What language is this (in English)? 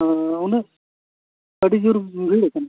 Santali